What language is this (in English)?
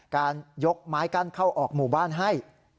Thai